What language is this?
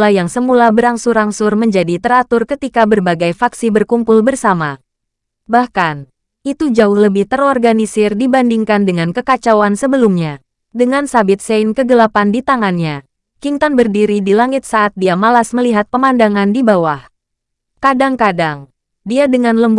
Indonesian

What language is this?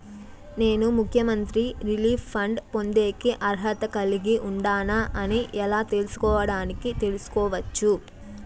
Telugu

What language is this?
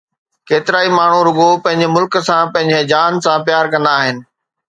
Sindhi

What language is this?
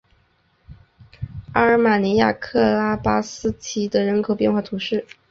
Chinese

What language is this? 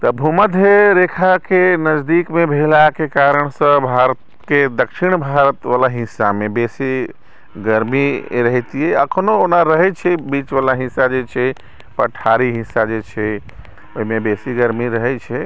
Maithili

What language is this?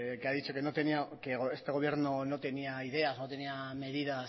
Spanish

